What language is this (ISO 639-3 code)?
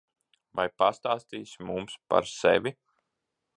lav